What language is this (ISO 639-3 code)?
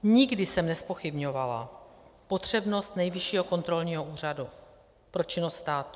ces